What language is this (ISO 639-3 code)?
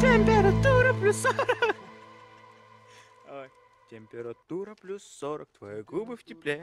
rus